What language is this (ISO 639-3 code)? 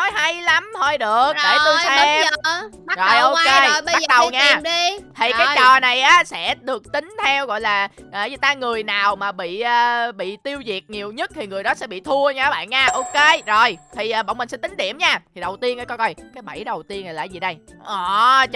vie